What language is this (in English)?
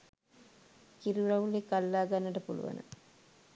Sinhala